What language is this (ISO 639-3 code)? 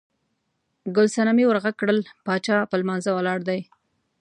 pus